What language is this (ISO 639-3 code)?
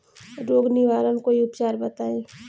bho